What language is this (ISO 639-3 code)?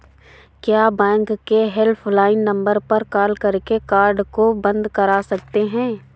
hin